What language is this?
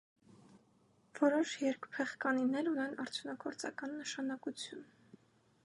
Armenian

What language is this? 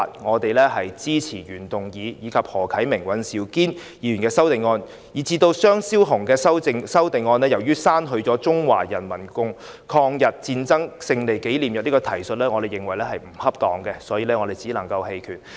Cantonese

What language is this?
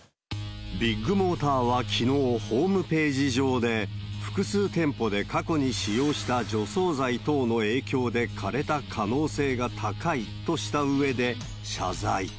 Japanese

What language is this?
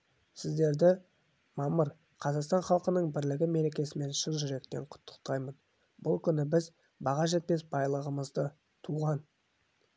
Kazakh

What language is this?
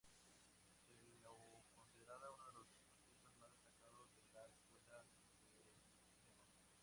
Spanish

